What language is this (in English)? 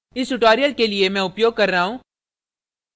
Hindi